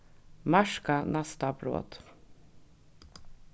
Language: Faroese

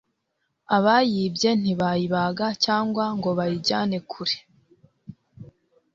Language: Kinyarwanda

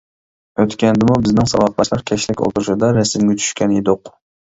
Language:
Uyghur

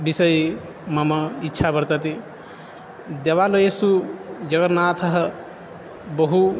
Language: Sanskrit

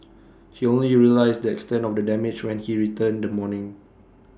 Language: English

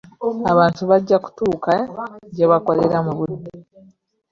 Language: Ganda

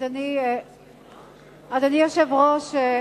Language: Hebrew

